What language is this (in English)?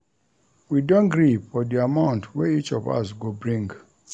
Nigerian Pidgin